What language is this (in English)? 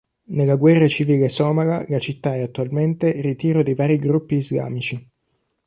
Italian